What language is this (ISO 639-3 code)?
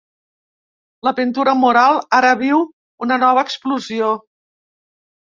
cat